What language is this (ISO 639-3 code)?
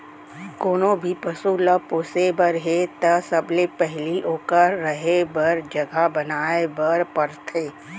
hne